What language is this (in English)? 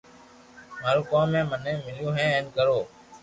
Loarki